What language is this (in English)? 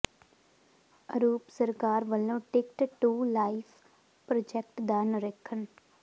Punjabi